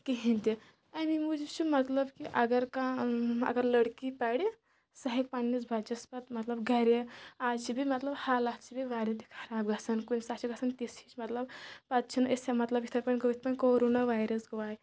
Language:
Kashmiri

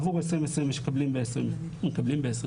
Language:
Hebrew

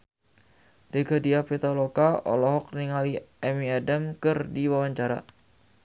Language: Sundanese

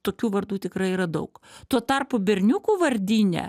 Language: Lithuanian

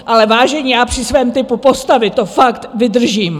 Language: Czech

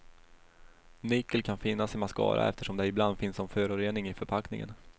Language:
Swedish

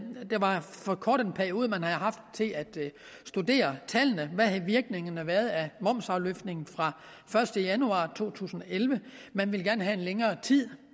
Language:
Danish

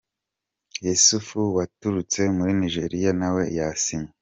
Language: Kinyarwanda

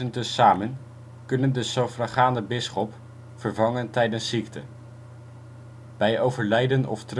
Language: Dutch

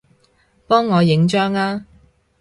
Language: Cantonese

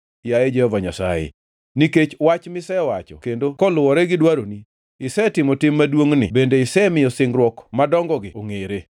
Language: Luo (Kenya and Tanzania)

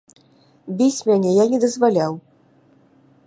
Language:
Belarusian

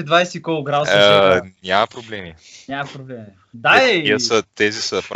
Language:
Bulgarian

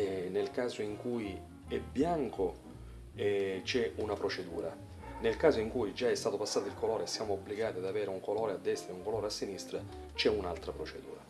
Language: Italian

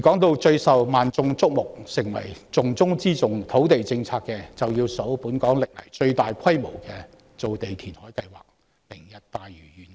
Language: Cantonese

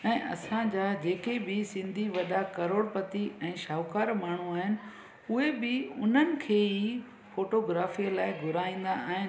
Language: Sindhi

